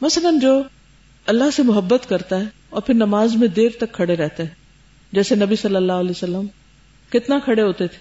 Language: Urdu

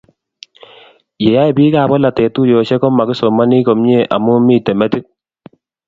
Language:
Kalenjin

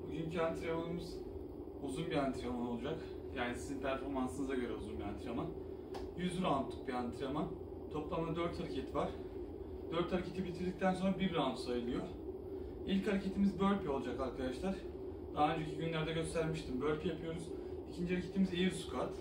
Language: Turkish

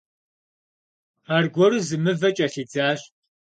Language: Kabardian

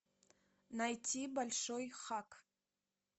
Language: Russian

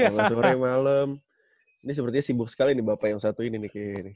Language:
Indonesian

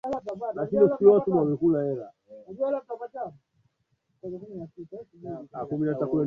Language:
Swahili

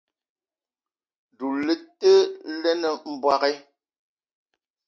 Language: Eton (Cameroon)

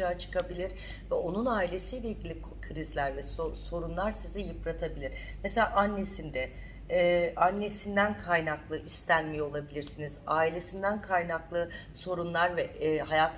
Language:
Turkish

